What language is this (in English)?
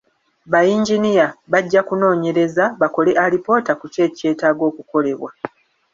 Ganda